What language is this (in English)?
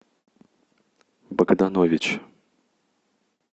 Russian